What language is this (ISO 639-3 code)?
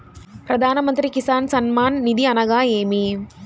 tel